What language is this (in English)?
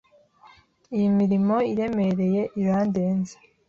Kinyarwanda